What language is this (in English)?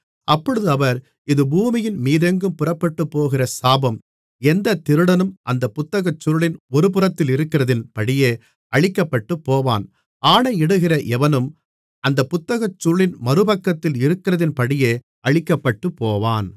Tamil